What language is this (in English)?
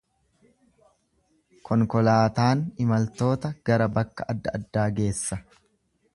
Oromo